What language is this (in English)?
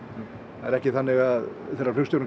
Icelandic